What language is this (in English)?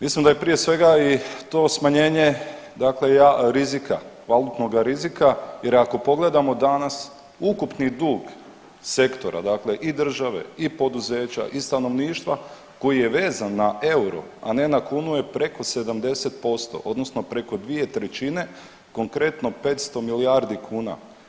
Croatian